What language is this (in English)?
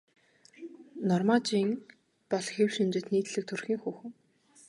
Mongolian